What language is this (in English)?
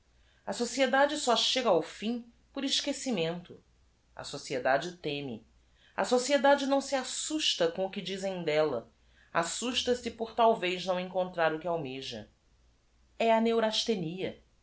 Portuguese